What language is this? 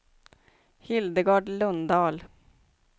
Swedish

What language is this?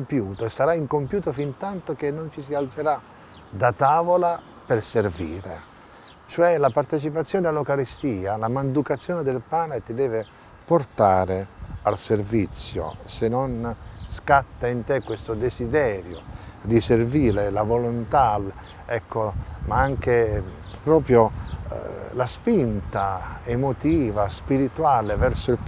Italian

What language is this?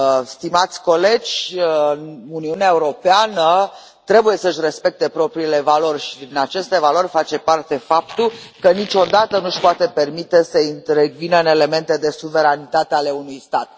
Romanian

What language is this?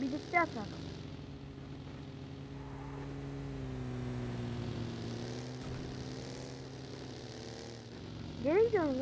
Turkish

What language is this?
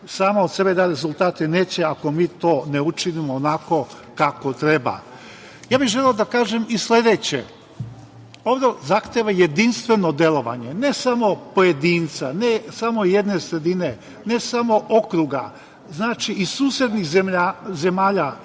Serbian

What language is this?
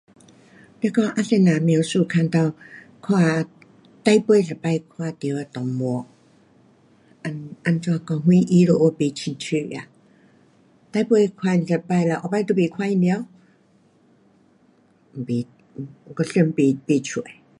Pu-Xian Chinese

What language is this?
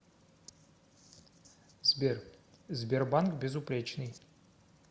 Russian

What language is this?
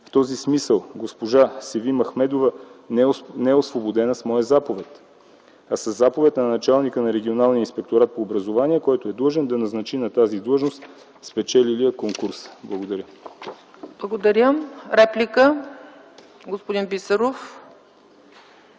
Bulgarian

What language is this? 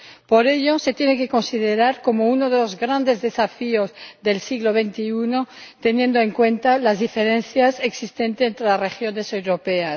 Spanish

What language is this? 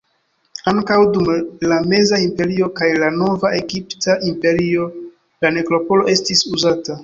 Esperanto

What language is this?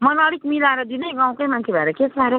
Nepali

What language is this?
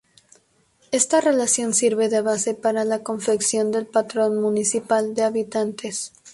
Spanish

